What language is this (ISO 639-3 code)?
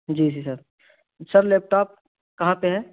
urd